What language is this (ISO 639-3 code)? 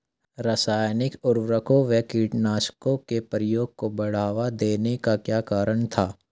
hin